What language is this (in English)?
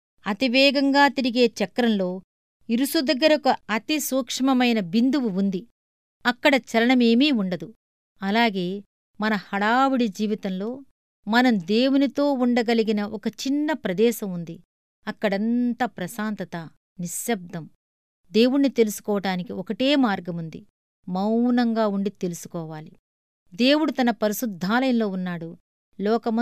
Telugu